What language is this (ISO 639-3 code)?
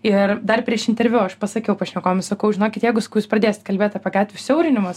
lit